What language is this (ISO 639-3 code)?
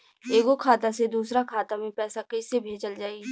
bho